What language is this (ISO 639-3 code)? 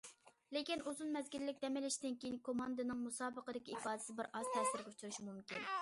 uig